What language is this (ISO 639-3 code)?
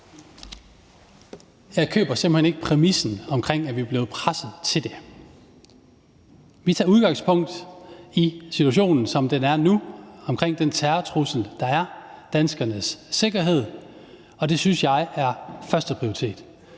dan